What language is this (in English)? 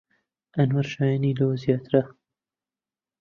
Central Kurdish